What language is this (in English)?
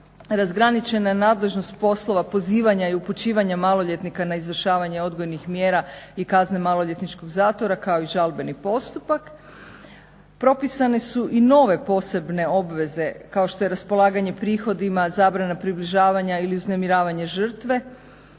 Croatian